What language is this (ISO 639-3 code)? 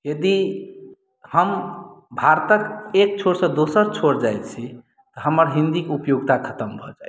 mai